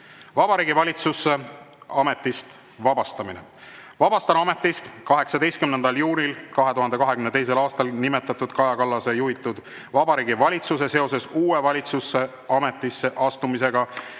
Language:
Estonian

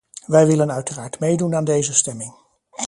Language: Dutch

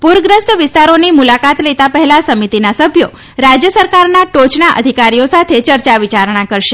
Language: Gujarati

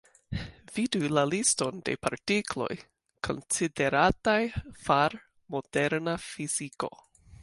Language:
Esperanto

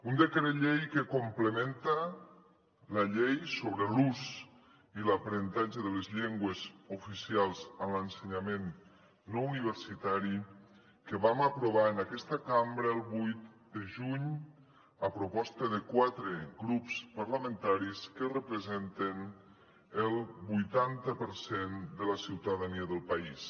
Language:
Catalan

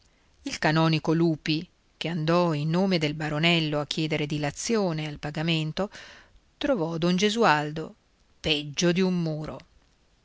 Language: Italian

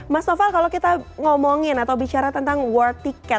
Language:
Indonesian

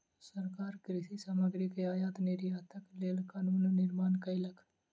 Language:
Maithili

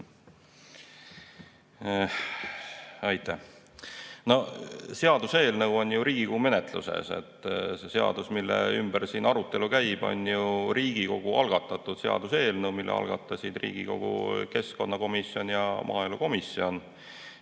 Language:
Estonian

